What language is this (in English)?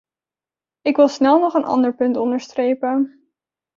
Dutch